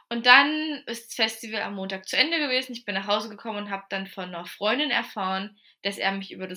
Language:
German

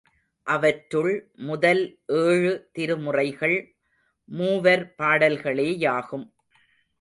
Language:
Tamil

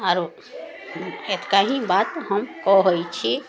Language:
Maithili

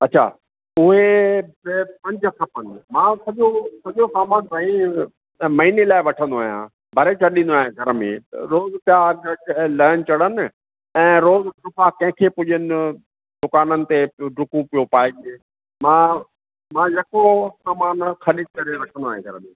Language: Sindhi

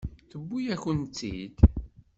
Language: Kabyle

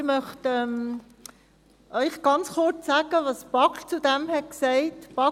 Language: Swiss German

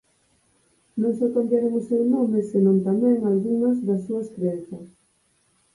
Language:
Galician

